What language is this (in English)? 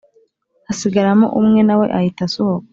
Kinyarwanda